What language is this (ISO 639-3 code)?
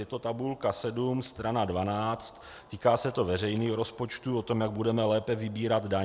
ces